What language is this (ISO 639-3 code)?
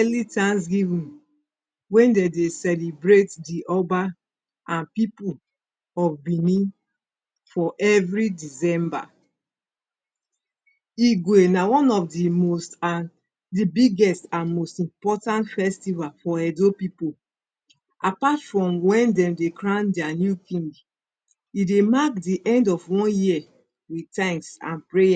pcm